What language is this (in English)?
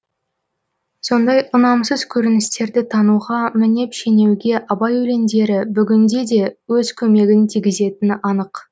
Kazakh